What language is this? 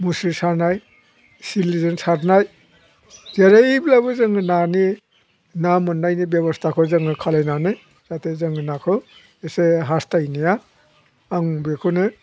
Bodo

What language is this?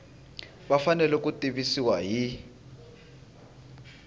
Tsonga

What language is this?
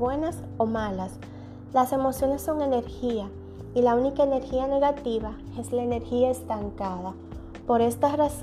Spanish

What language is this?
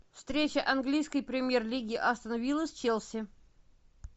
Russian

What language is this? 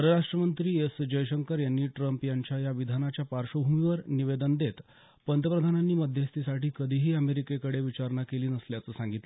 Marathi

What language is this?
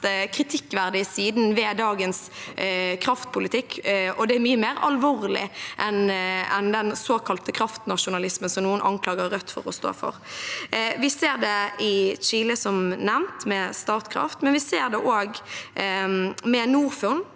Norwegian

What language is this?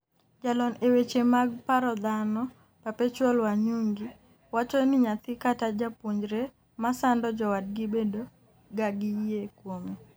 Luo (Kenya and Tanzania)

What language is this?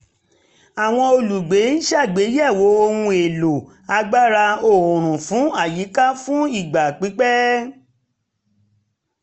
Yoruba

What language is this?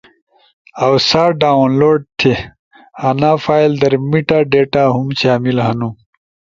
Ushojo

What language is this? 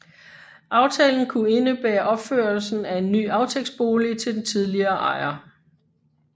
Danish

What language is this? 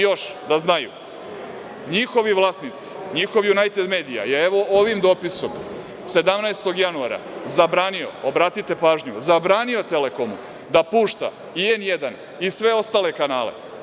Serbian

